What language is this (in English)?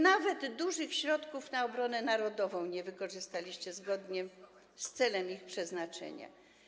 Polish